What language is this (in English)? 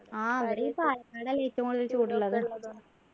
Malayalam